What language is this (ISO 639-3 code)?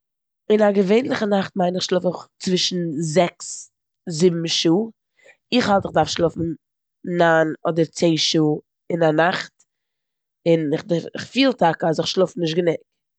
yid